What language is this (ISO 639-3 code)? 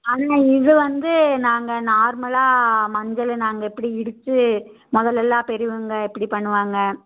tam